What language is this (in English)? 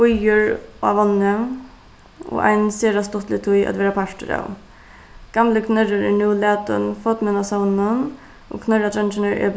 Faroese